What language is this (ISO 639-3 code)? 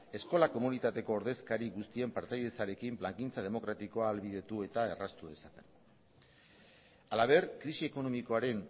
eus